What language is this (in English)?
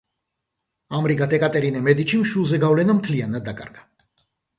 Georgian